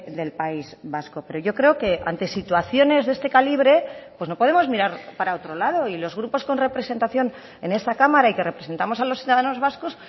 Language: Spanish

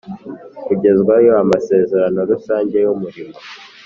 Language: Kinyarwanda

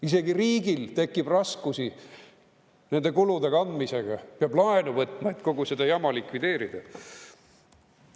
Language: Estonian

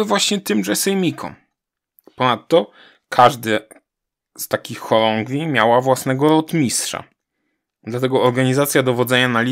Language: Polish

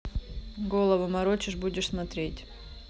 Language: Russian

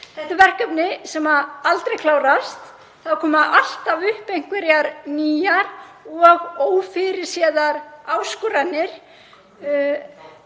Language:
Icelandic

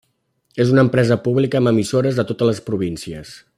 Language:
Catalan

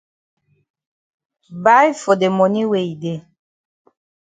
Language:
Cameroon Pidgin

